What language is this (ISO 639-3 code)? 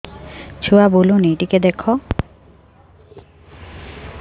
ori